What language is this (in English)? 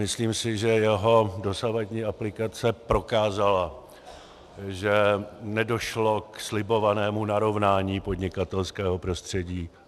Czech